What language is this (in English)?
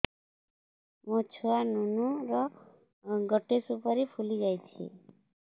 Odia